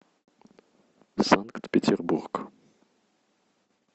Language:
Russian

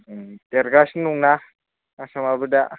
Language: Bodo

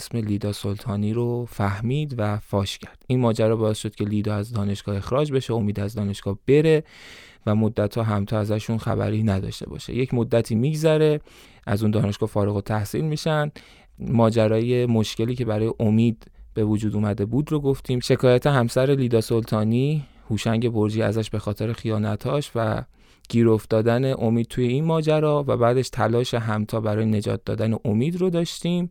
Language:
Persian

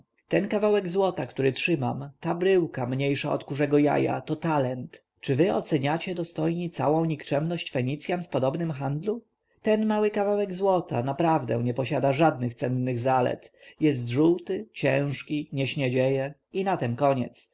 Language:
Polish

